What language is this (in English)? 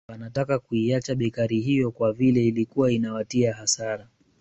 Swahili